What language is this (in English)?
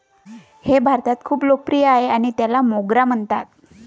Marathi